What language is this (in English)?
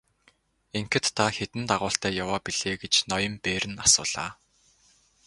Mongolian